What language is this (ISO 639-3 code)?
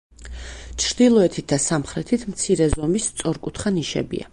kat